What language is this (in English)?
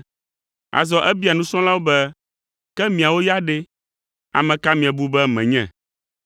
Ewe